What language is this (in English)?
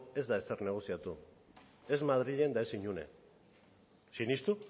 Basque